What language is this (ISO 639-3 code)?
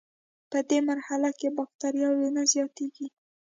pus